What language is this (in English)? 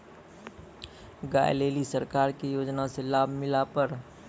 Maithili